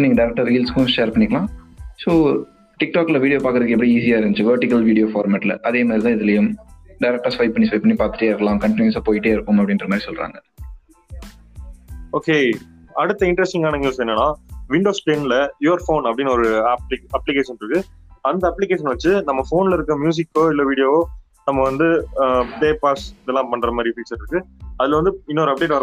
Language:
Tamil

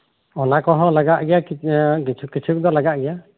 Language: Santali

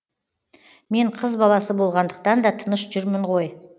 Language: Kazakh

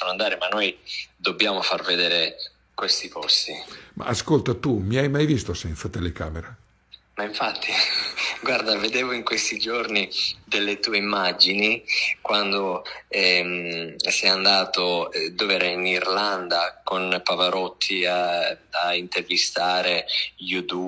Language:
Italian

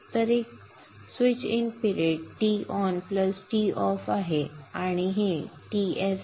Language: Marathi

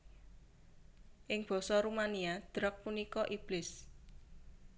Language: Javanese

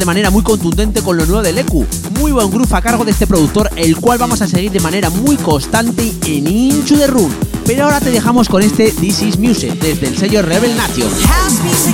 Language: Spanish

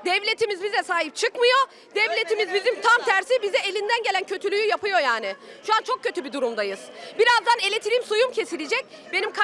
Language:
Turkish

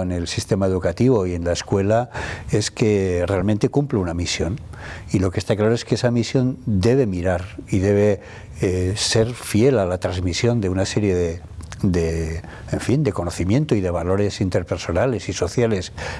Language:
Spanish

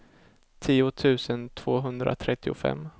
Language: Swedish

